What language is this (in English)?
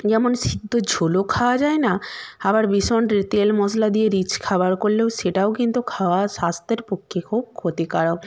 Bangla